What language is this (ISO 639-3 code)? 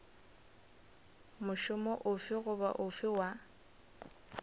nso